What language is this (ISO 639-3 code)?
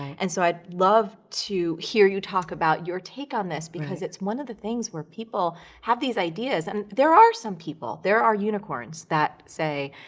eng